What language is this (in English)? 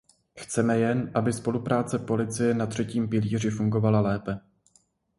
Czech